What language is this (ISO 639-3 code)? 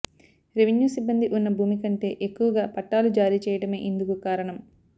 tel